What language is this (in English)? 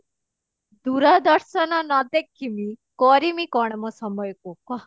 Odia